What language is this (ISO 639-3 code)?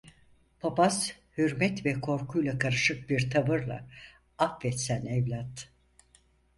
tur